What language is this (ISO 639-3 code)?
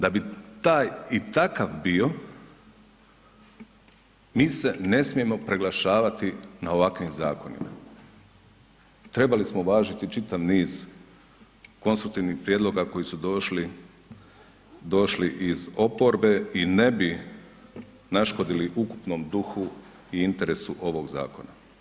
hrv